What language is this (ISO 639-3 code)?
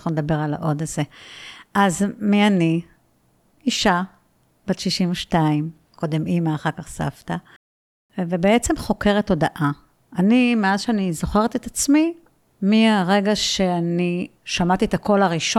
heb